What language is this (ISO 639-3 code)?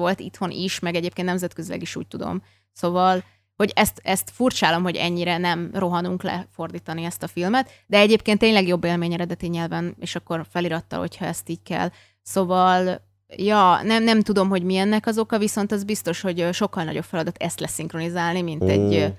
hun